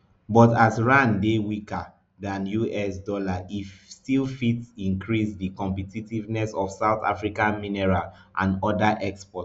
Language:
Nigerian Pidgin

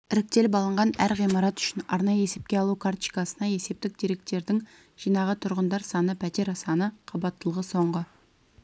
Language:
Kazakh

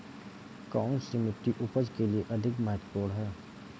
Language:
Hindi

